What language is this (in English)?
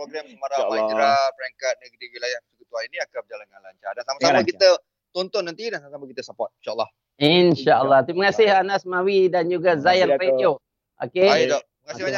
Malay